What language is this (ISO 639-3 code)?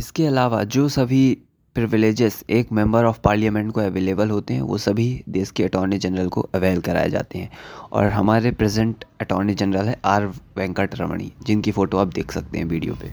hin